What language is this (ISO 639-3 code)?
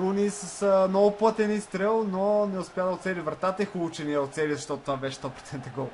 bul